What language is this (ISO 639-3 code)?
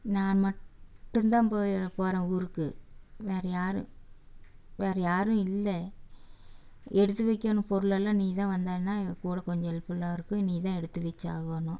tam